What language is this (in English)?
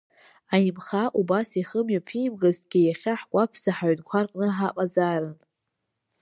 Abkhazian